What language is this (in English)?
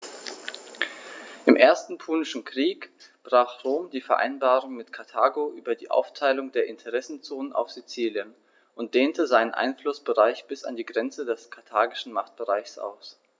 German